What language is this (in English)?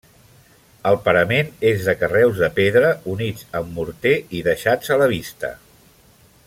Catalan